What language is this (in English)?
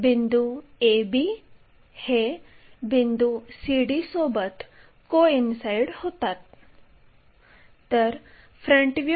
Marathi